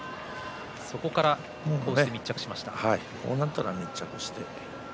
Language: Japanese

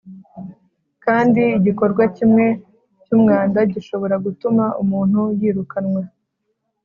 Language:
Kinyarwanda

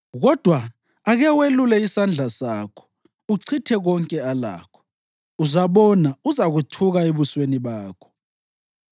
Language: North Ndebele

